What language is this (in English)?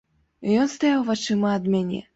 Belarusian